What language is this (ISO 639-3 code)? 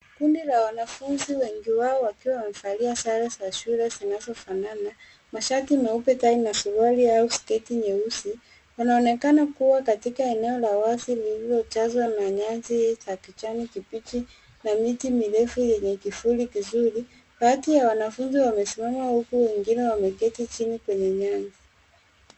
swa